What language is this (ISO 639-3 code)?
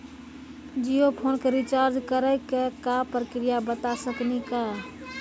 mai